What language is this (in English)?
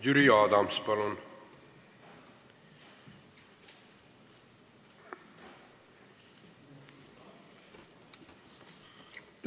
Estonian